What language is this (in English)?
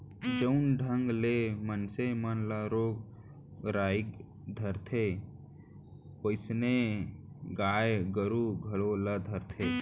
Chhattisgarhi